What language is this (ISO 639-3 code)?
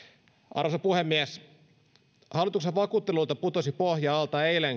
fin